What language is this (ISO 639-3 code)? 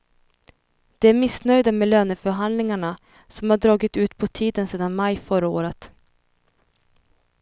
swe